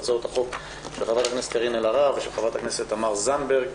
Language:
Hebrew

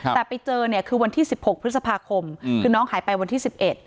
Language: Thai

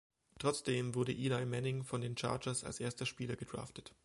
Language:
German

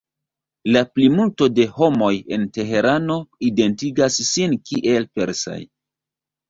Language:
Esperanto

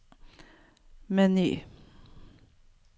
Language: Norwegian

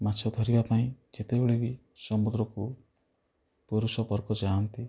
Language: Odia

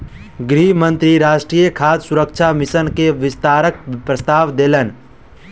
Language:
Maithili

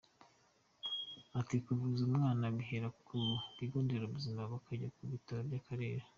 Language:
Kinyarwanda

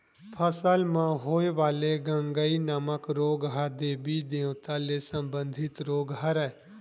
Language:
Chhattisgarhi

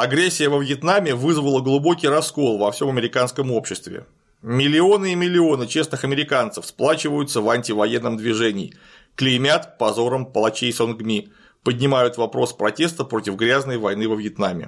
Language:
Russian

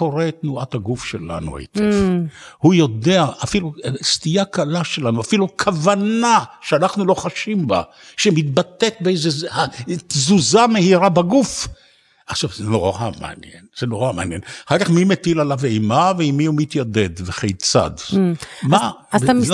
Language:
Hebrew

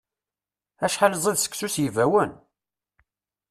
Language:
Kabyle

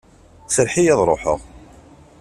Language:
Kabyle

